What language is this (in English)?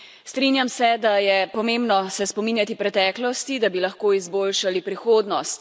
Slovenian